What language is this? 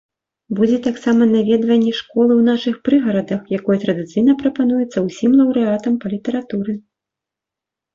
Belarusian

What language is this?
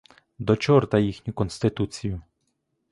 Ukrainian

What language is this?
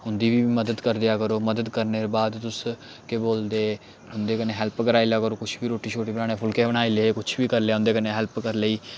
Dogri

